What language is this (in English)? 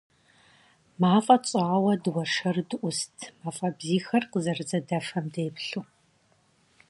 Kabardian